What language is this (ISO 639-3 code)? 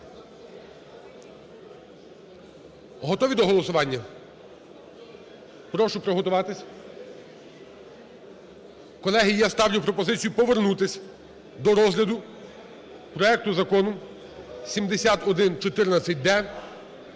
ukr